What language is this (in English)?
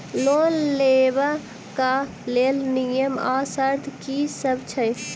Maithili